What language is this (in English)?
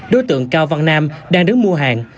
Vietnamese